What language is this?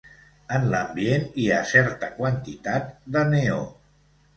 Catalan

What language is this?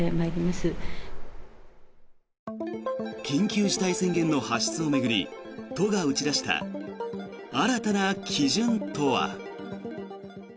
Japanese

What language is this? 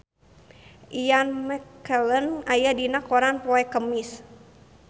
Sundanese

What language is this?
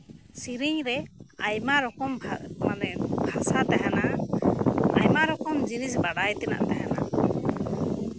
Santali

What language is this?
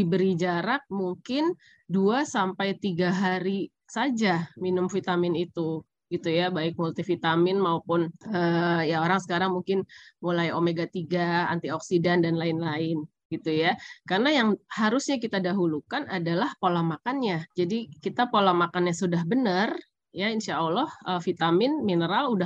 Indonesian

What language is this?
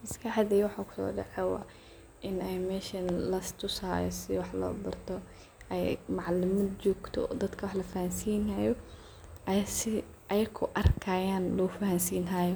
Somali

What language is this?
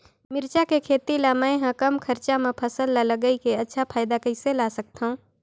Chhattisgarhi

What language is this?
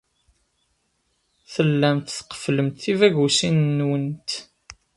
Kabyle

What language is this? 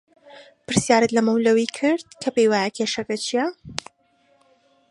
Central Kurdish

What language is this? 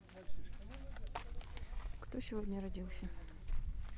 Russian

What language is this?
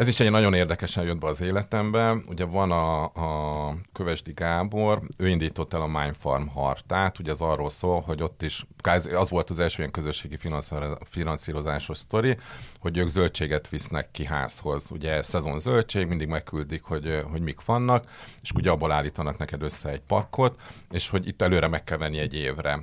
Hungarian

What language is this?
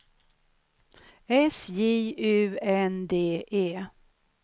Swedish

